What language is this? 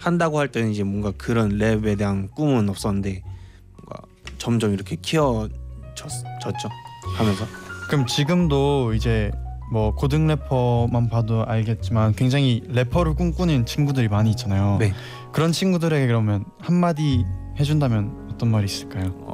Korean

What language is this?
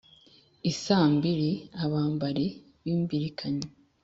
Kinyarwanda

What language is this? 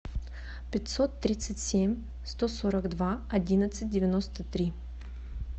Russian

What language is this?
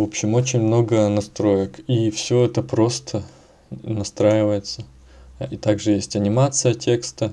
Russian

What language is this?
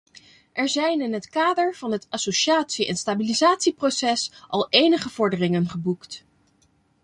Dutch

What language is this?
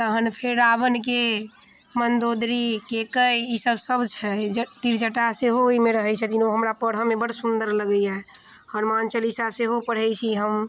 Maithili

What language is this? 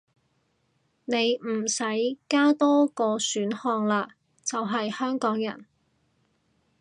Cantonese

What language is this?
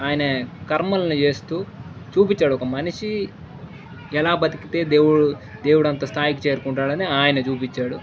Telugu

